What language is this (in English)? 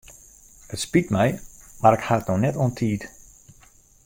Western Frisian